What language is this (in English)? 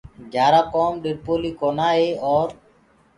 Gurgula